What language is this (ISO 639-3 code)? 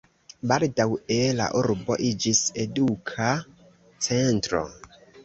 epo